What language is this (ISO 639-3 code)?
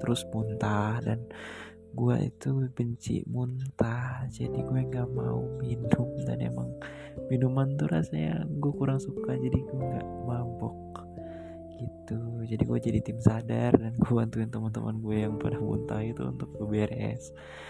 ind